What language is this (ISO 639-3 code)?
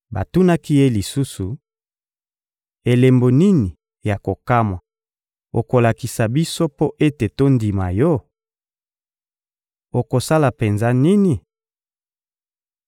lin